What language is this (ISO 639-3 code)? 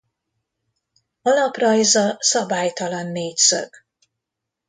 hun